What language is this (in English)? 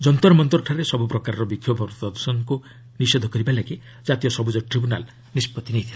Odia